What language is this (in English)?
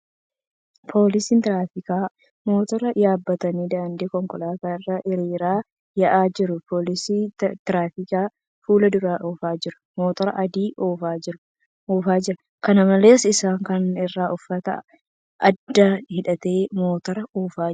Oromo